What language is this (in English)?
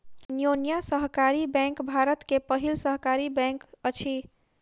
Maithili